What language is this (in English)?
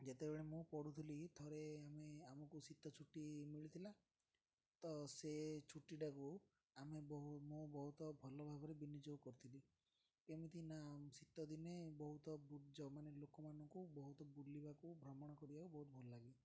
Odia